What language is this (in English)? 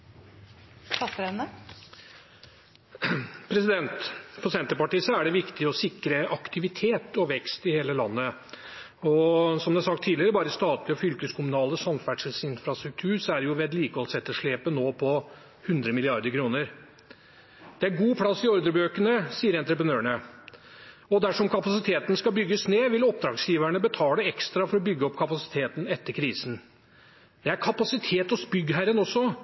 Norwegian